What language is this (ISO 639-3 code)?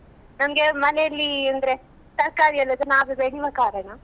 kan